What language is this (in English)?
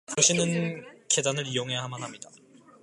Korean